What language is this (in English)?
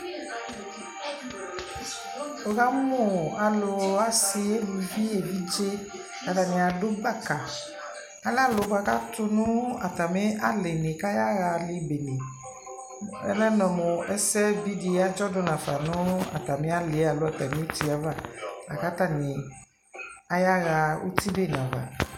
Ikposo